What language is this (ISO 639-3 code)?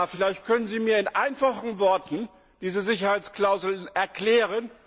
deu